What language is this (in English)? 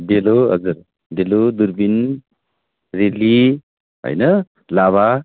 Nepali